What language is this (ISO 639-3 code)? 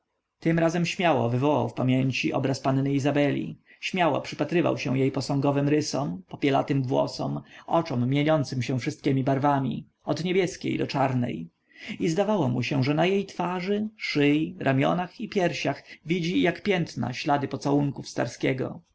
pol